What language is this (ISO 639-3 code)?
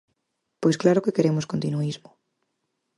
glg